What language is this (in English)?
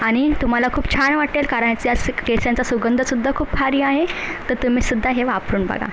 Marathi